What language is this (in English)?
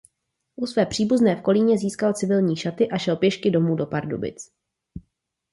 Czech